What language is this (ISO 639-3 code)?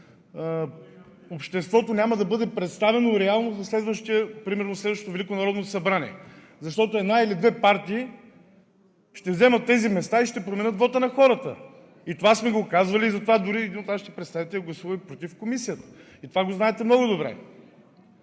bul